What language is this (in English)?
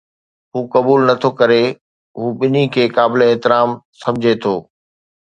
Sindhi